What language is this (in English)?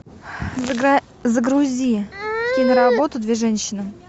Russian